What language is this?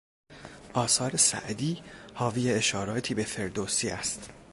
Persian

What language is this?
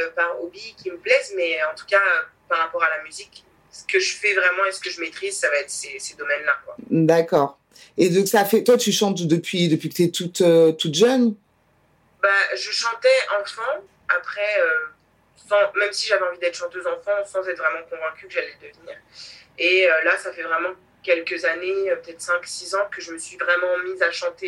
French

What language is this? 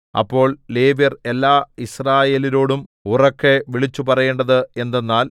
Malayalam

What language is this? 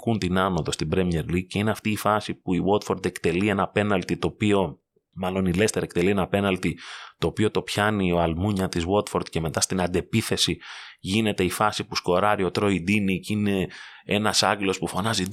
Greek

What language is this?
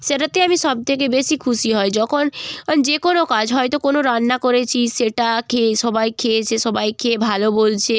Bangla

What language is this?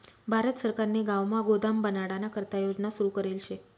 Marathi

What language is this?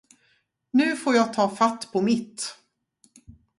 Swedish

